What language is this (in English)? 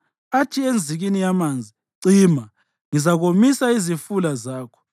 North Ndebele